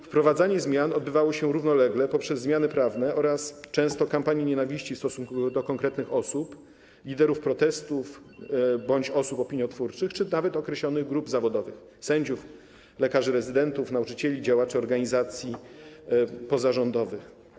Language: Polish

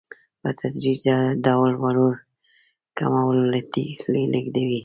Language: Pashto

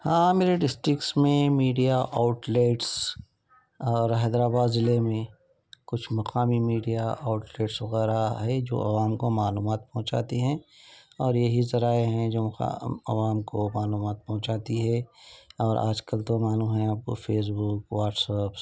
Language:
Urdu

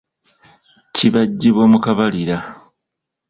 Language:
Ganda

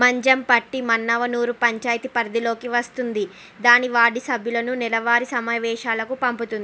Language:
Telugu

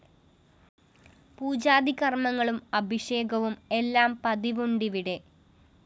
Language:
Malayalam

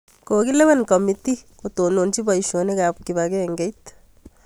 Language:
Kalenjin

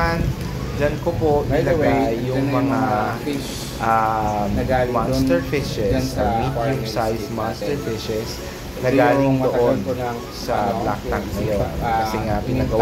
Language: Filipino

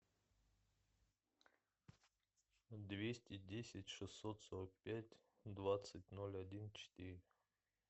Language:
Russian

